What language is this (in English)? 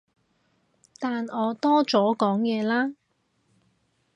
Cantonese